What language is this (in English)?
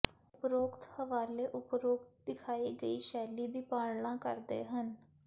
Punjabi